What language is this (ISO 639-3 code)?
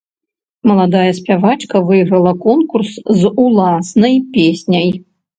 bel